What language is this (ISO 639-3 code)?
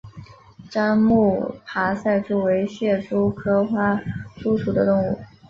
zho